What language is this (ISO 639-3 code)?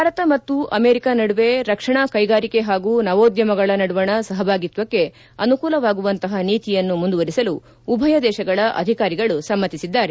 kan